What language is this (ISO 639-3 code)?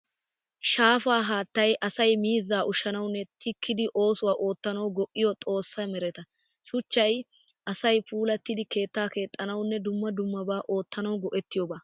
wal